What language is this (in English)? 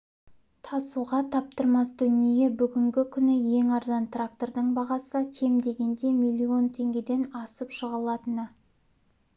Kazakh